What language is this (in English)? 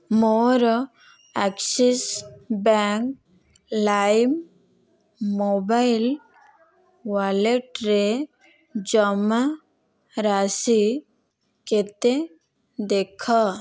Odia